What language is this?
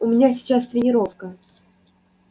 Russian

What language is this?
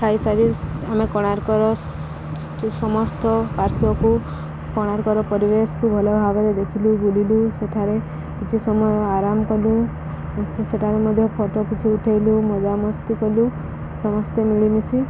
Odia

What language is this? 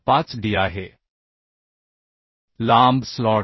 Marathi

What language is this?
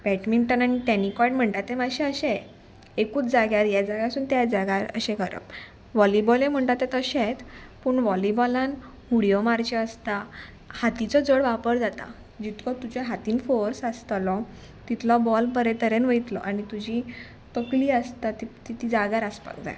Konkani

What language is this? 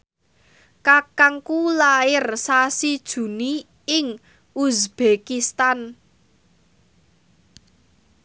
Javanese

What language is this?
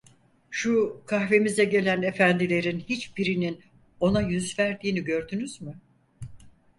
Turkish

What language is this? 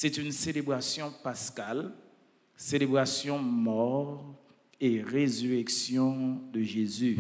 French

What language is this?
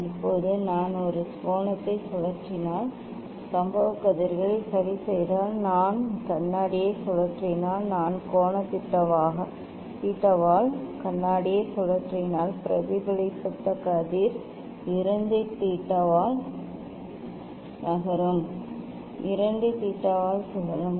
Tamil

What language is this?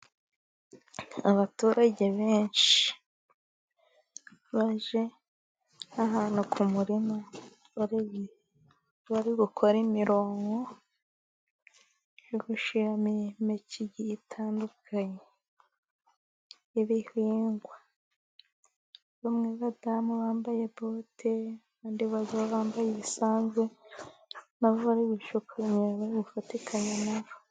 Kinyarwanda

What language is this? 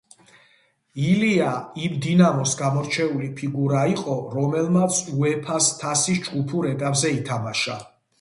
Georgian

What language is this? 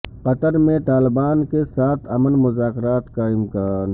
Urdu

